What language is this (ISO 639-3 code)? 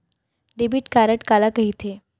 hne